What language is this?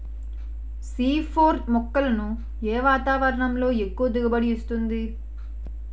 Telugu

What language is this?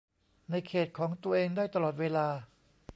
Thai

